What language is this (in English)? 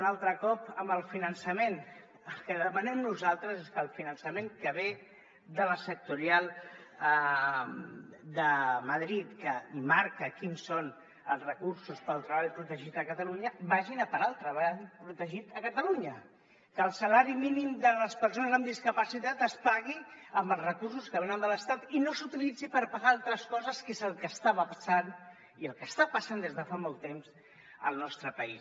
Catalan